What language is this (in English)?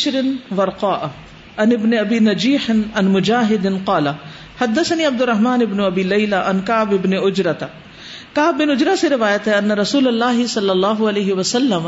Urdu